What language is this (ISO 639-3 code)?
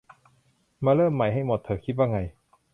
tha